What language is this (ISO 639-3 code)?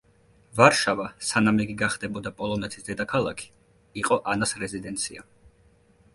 kat